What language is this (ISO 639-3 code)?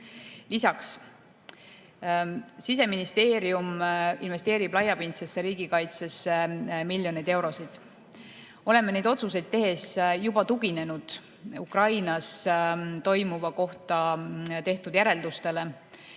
est